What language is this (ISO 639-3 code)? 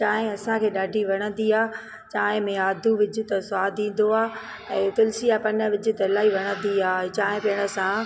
snd